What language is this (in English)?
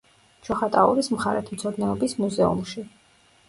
Georgian